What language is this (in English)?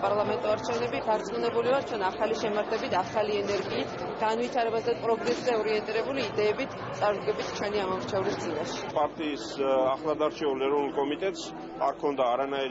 Italian